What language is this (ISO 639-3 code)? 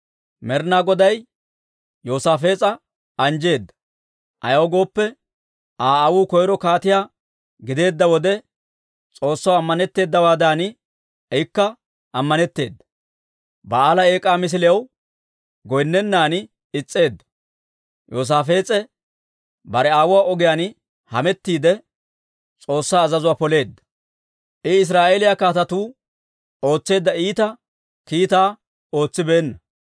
dwr